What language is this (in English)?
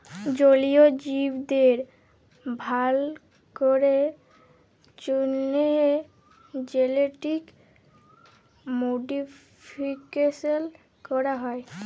Bangla